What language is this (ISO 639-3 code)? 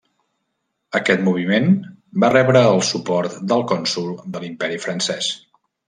cat